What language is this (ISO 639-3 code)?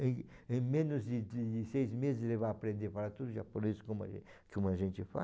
por